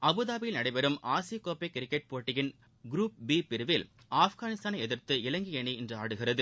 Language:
Tamil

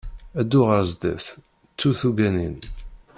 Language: Kabyle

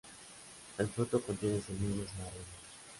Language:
Spanish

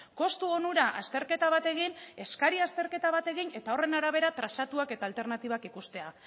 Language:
Basque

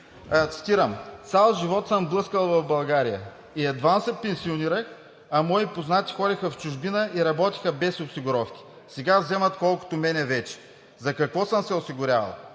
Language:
Bulgarian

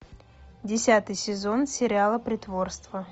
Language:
Russian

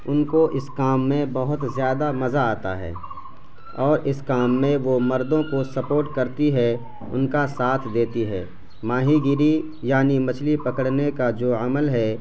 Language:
Urdu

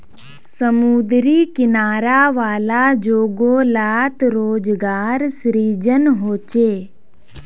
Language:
Magahi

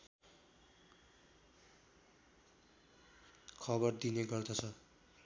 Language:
Nepali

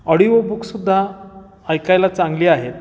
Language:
Marathi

